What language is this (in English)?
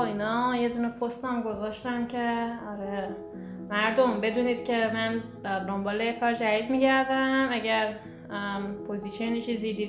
Persian